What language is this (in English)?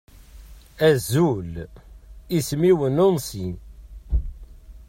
Kabyle